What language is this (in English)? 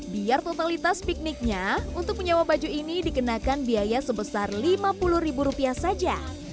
Indonesian